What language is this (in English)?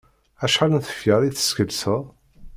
Kabyle